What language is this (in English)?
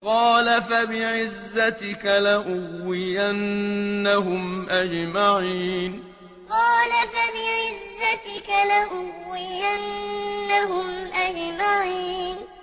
Arabic